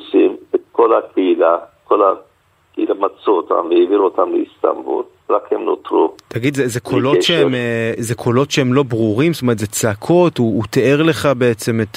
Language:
Hebrew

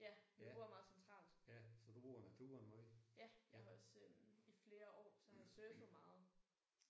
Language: Danish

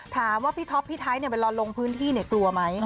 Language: Thai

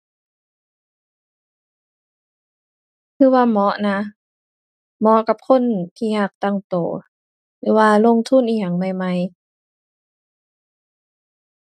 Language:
Thai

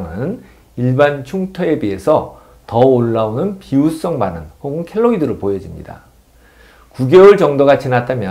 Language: Korean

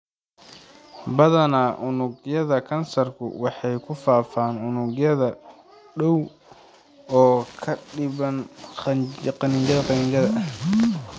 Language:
Somali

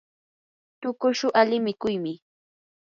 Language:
Yanahuanca Pasco Quechua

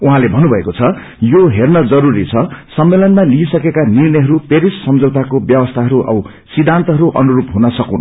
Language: Nepali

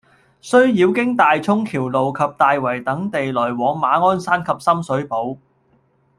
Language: Cantonese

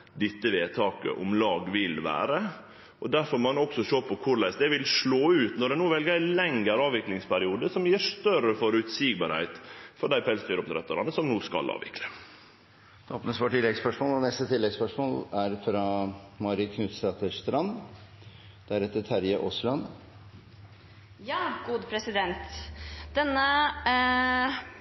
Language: Norwegian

